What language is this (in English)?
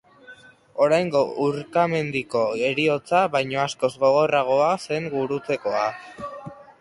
Basque